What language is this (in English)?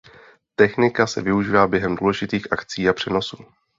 Czech